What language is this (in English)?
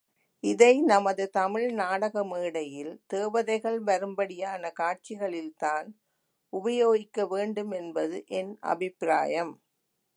Tamil